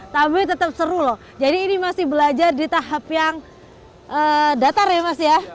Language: Indonesian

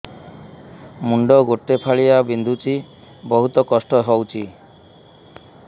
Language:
Odia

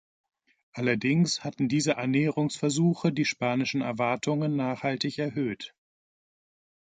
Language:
German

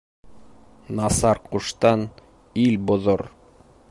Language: Bashkir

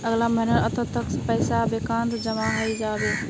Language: Magahi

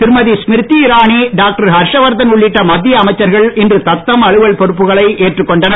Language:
Tamil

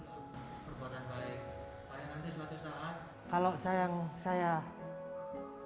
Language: Indonesian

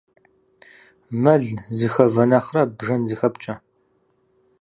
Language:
Kabardian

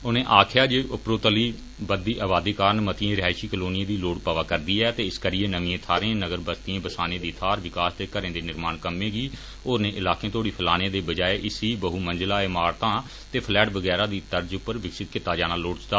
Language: Dogri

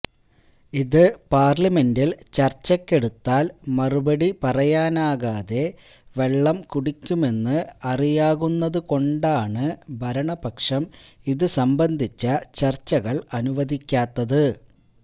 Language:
Malayalam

